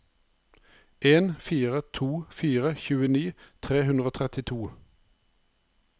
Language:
Norwegian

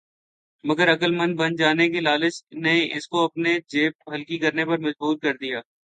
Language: Urdu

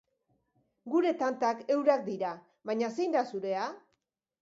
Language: Basque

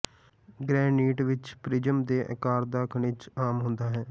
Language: Punjabi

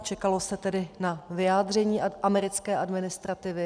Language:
Czech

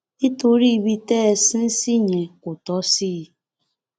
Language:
Yoruba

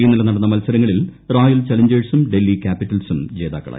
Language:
Malayalam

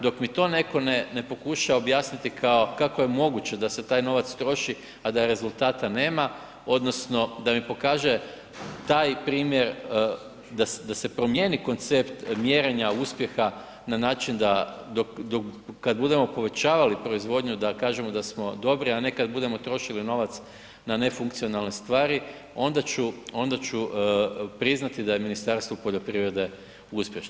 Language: Croatian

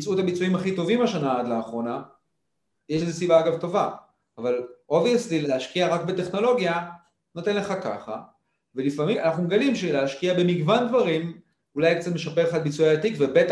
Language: Hebrew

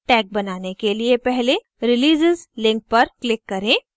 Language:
Hindi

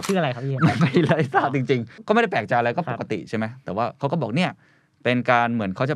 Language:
Thai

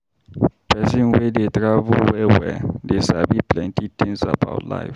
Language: Nigerian Pidgin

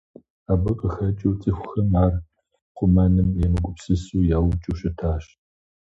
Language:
Kabardian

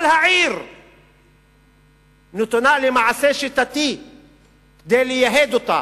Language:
Hebrew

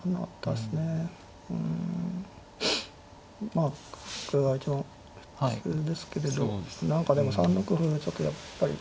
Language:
Japanese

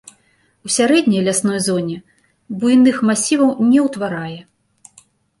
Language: Belarusian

